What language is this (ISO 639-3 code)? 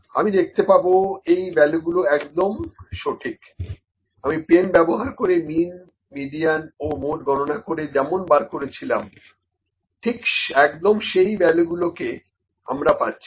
ben